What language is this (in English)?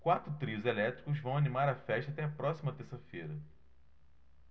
Portuguese